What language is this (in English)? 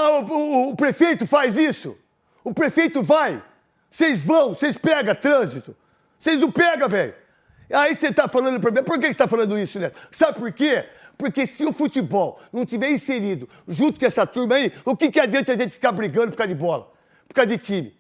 Portuguese